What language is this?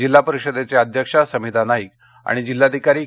Marathi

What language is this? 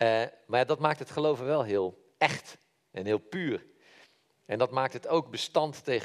Dutch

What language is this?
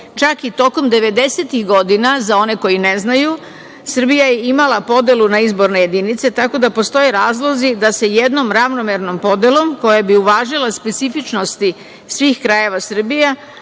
Serbian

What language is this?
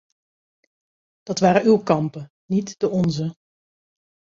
Dutch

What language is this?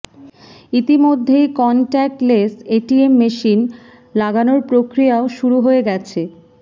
Bangla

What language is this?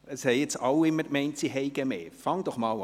Swiss German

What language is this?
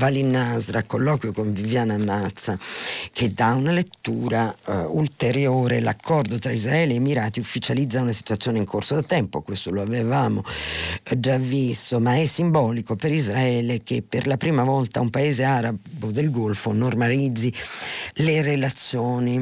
Italian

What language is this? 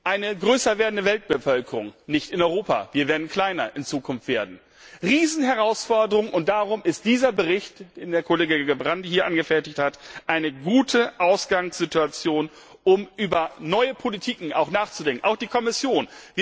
German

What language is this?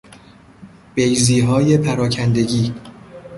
Persian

